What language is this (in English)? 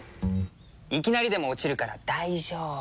Japanese